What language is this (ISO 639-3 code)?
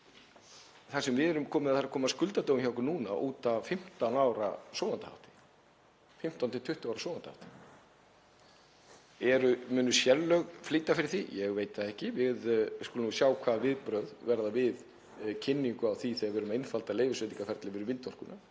isl